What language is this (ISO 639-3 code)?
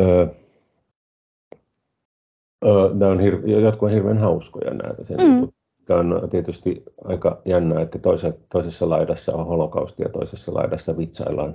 fin